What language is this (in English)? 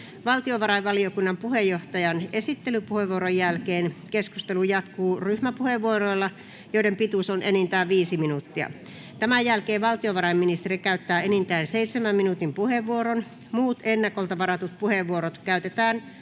Finnish